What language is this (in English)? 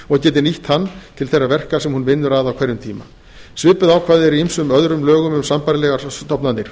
Icelandic